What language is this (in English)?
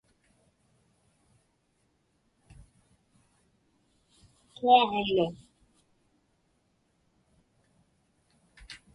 Inupiaq